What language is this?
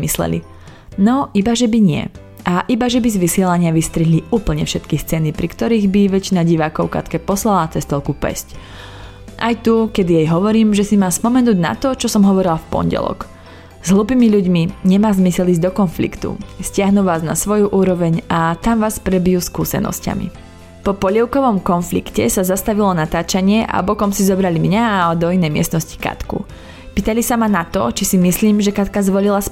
Slovak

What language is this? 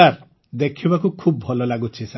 Odia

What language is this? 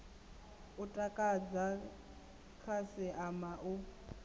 Venda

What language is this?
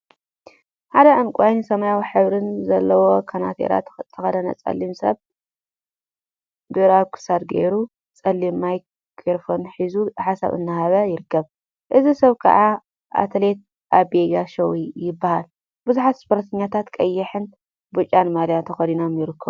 Tigrinya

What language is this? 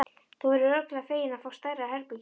Icelandic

